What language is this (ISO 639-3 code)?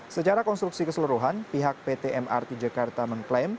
ind